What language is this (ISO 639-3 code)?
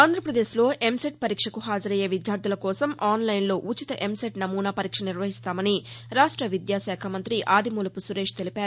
tel